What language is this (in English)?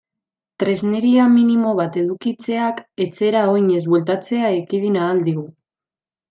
Basque